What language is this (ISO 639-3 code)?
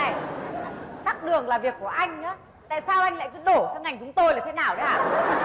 vie